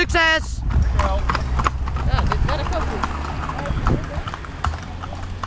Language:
Dutch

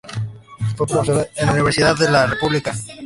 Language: Spanish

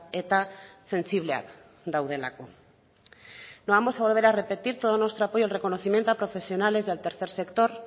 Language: Spanish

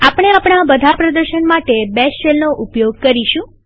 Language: Gujarati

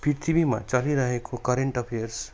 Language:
Nepali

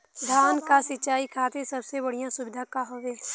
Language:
Bhojpuri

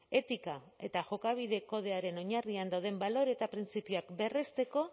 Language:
Basque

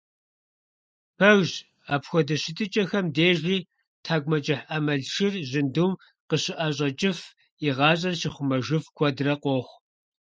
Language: Kabardian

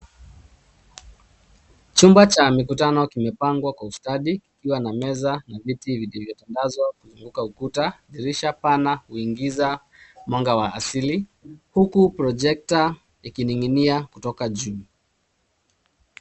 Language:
Swahili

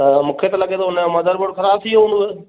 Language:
Sindhi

